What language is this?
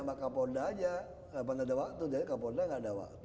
Indonesian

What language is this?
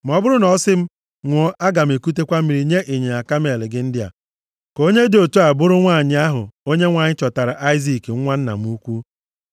Igbo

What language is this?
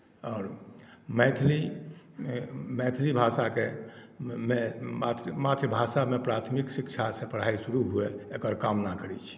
Maithili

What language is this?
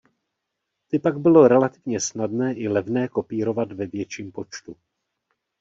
Czech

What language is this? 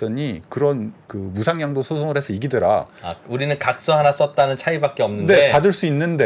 Korean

